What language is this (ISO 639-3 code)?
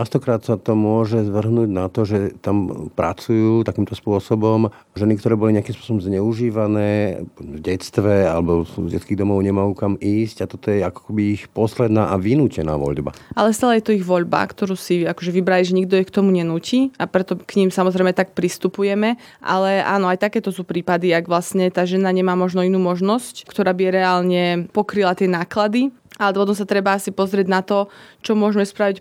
slk